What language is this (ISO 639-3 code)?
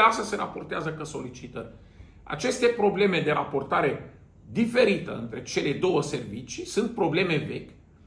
ron